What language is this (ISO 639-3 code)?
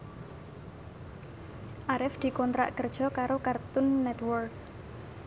jav